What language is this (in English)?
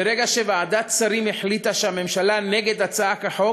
Hebrew